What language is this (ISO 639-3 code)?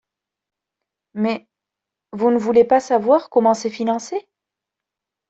fra